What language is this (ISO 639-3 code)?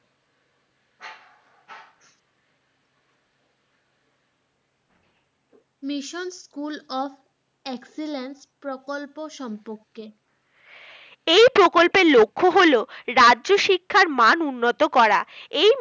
ben